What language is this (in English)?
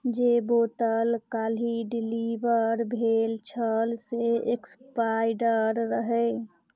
Maithili